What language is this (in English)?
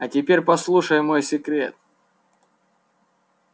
Russian